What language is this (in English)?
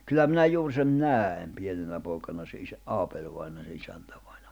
Finnish